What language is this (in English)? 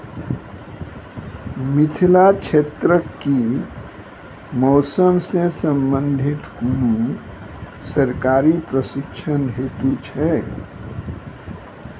Maithili